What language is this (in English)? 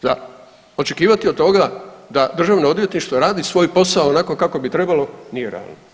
Croatian